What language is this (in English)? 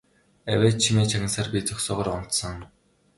Mongolian